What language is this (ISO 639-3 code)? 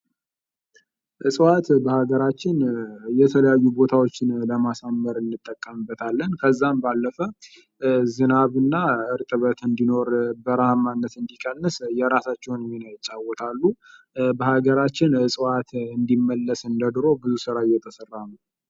amh